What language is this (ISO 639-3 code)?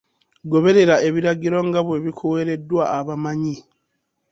lug